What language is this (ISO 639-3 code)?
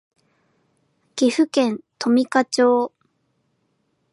jpn